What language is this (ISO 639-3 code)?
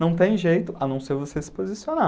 por